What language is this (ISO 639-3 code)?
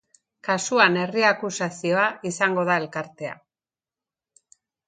eus